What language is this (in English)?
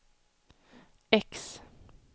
Swedish